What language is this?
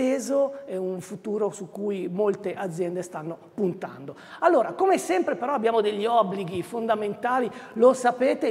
Italian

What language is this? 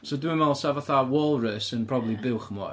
Welsh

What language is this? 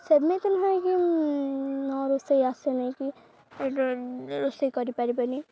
Odia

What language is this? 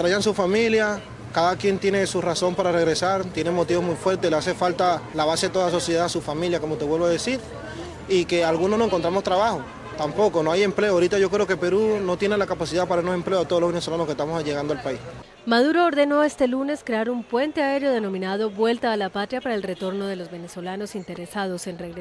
Spanish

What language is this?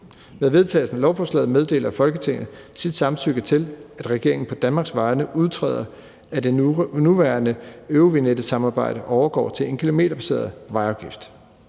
Danish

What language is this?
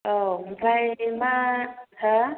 Bodo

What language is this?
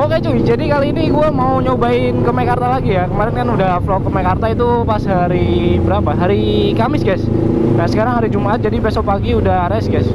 Indonesian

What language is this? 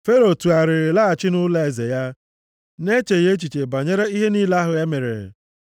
Igbo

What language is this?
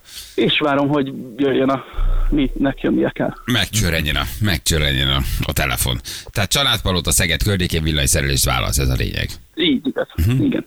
Hungarian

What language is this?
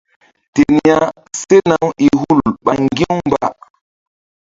Mbum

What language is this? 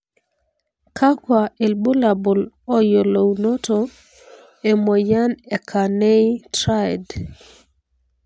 Masai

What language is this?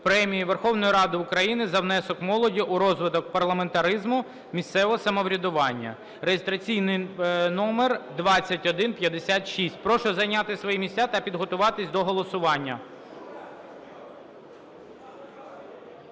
Ukrainian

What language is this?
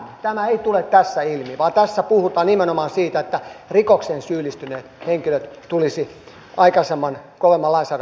Finnish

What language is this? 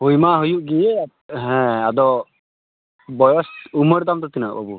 Santali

